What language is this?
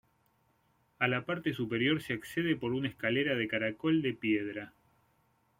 Spanish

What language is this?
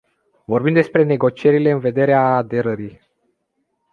Romanian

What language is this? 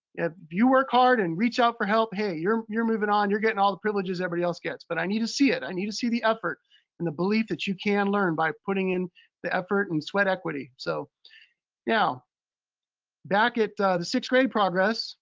English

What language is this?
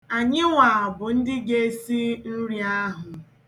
Igbo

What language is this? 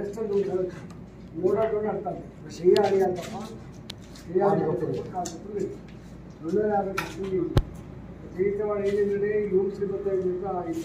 Telugu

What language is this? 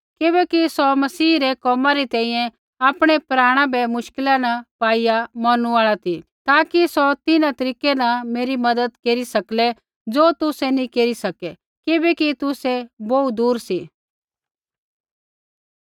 Kullu Pahari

